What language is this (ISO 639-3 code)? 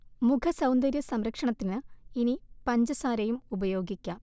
mal